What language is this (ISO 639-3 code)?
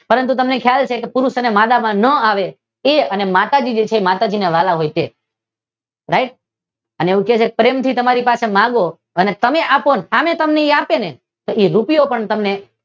guj